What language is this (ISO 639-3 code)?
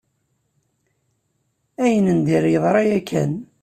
kab